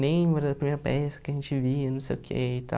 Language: Portuguese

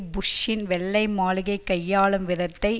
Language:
Tamil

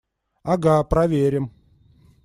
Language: Russian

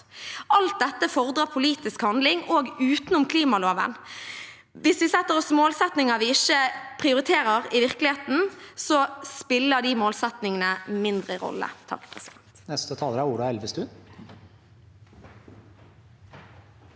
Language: Norwegian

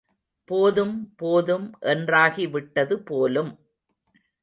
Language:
Tamil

